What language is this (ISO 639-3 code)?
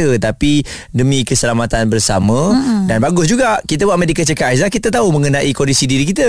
msa